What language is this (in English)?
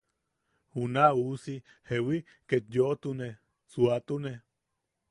Yaqui